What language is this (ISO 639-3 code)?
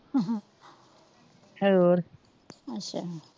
pan